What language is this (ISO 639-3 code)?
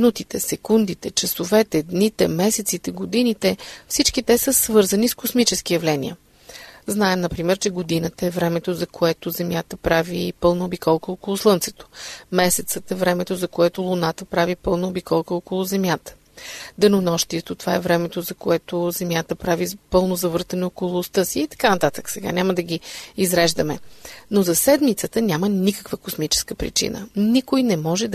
bul